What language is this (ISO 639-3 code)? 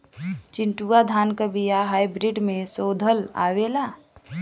bho